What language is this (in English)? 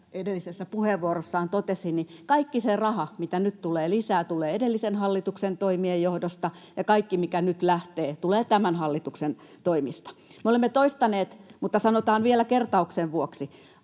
Finnish